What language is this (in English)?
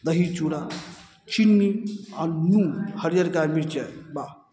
Maithili